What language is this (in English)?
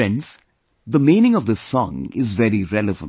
English